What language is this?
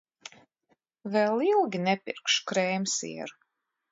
Latvian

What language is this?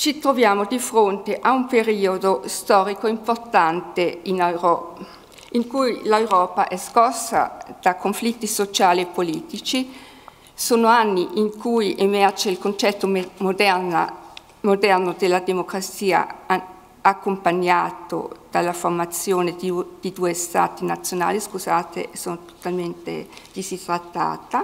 Italian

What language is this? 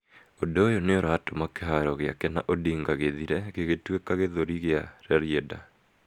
Kikuyu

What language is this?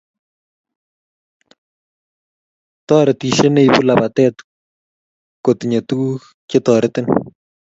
Kalenjin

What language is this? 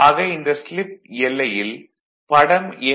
Tamil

